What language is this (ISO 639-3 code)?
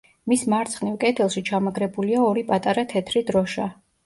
kat